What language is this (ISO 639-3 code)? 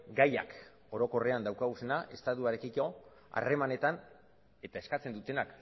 eus